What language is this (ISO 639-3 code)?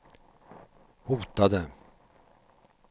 swe